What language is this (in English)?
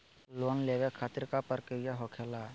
Magahi